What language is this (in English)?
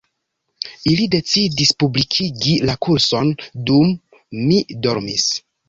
Esperanto